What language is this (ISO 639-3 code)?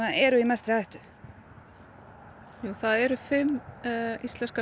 isl